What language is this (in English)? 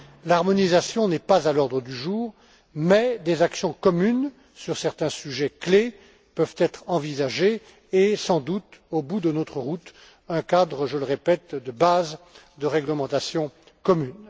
French